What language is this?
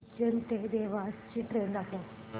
Marathi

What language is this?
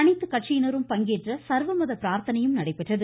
Tamil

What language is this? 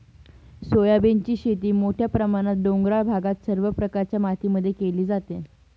Marathi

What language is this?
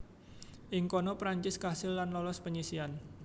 Javanese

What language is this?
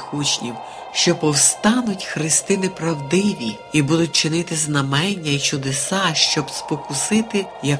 Ukrainian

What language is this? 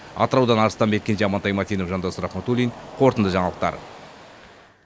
Kazakh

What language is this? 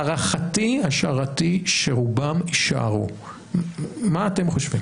Hebrew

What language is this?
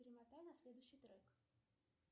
Russian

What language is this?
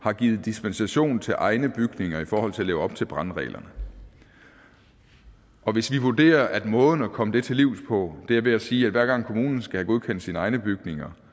Danish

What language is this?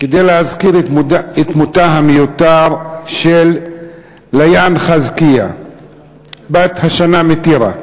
Hebrew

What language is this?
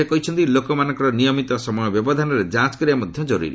Odia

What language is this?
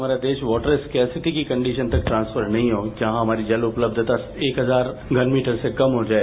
Hindi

